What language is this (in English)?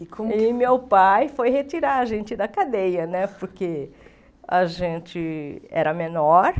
Portuguese